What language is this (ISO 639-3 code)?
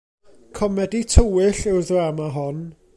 cym